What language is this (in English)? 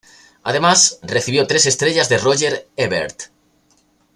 Spanish